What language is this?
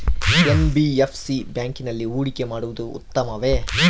Kannada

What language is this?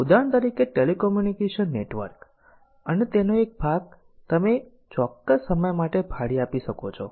Gujarati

